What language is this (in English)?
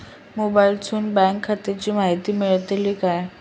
Marathi